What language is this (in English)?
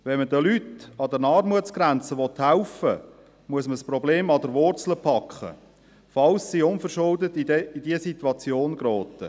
Swiss German